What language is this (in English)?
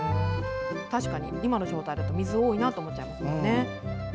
Japanese